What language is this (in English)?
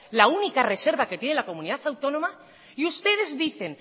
Spanish